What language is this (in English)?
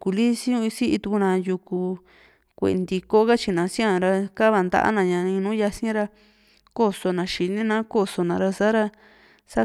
Juxtlahuaca Mixtec